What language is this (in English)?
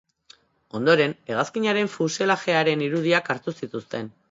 Basque